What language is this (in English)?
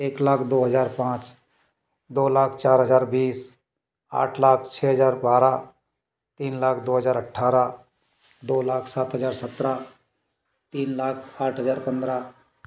Hindi